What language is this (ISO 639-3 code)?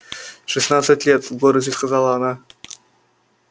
rus